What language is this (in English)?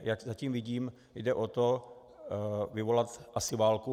Czech